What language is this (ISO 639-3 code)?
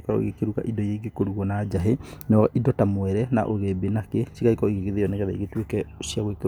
kik